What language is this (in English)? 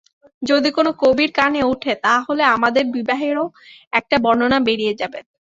Bangla